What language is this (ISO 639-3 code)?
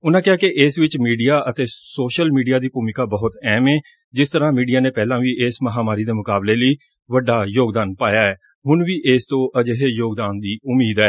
pan